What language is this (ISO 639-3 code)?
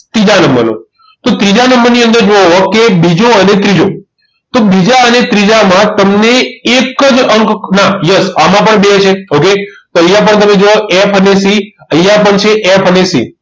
guj